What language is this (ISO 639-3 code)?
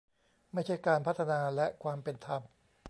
tha